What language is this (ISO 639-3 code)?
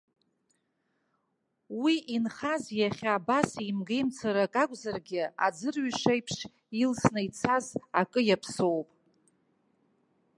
abk